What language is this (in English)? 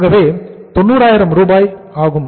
Tamil